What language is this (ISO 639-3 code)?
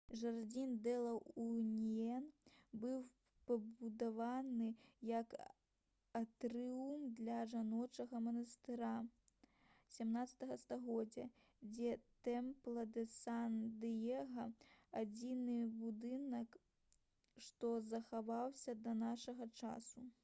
bel